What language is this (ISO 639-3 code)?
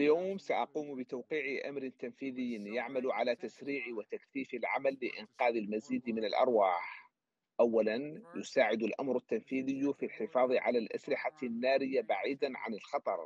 ara